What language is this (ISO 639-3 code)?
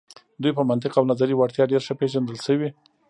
pus